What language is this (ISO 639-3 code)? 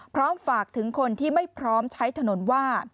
tha